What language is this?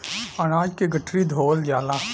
Bhojpuri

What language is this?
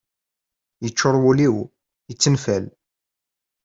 Kabyle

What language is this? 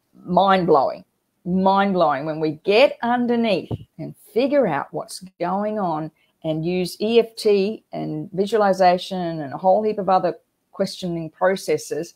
English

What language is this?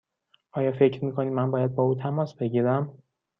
Persian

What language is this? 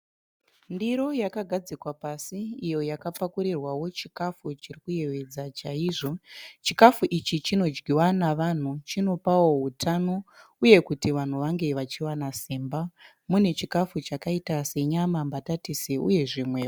Shona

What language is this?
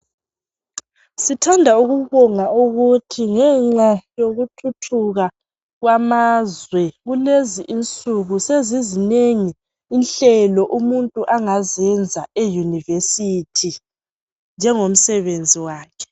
North Ndebele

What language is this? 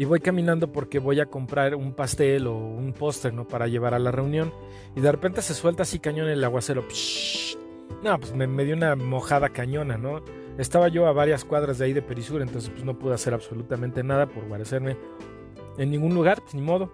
Spanish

